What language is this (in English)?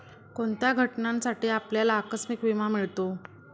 Marathi